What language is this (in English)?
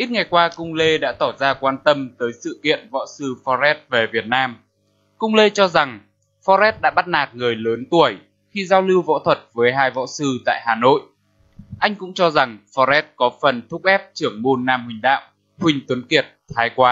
Vietnamese